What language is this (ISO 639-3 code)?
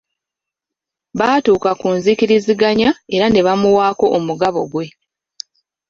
lug